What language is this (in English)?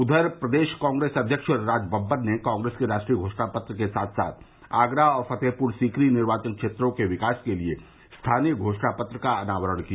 Hindi